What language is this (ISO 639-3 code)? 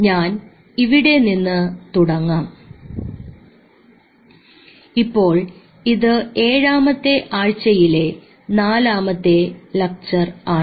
mal